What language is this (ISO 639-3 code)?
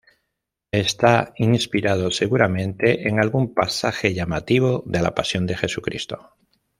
spa